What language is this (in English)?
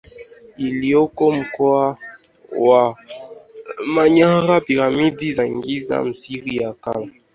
Swahili